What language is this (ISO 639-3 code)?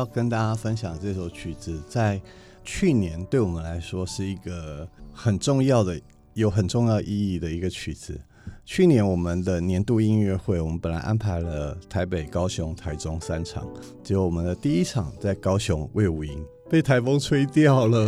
zho